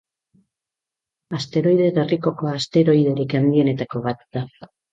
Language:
Basque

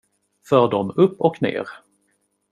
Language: Swedish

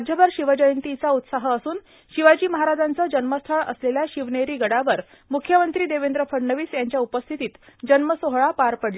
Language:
Marathi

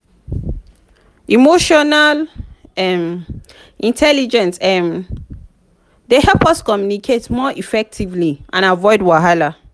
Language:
Nigerian Pidgin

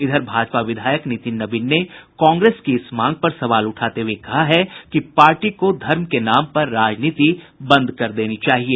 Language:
Hindi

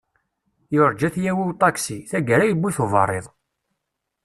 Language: Kabyle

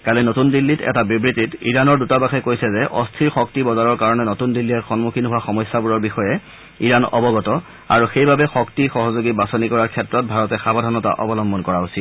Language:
Assamese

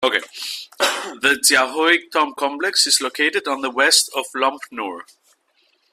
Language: English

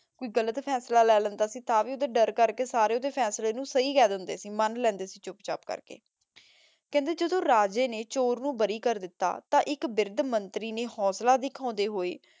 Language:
Punjabi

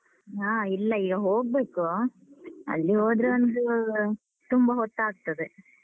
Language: Kannada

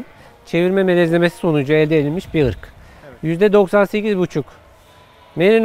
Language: Turkish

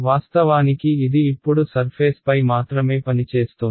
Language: Telugu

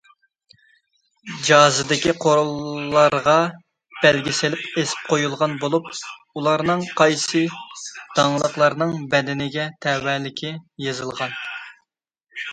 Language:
Uyghur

